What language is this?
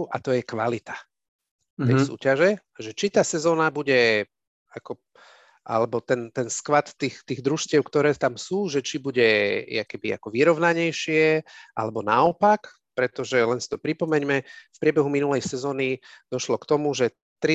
Slovak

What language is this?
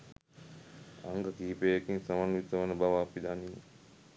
Sinhala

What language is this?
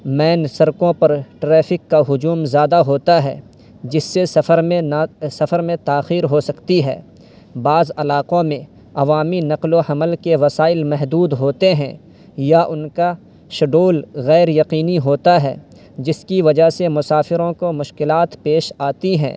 Urdu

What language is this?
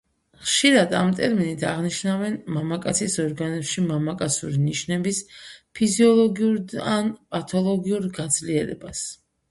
Georgian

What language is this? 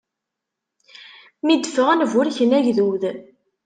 Kabyle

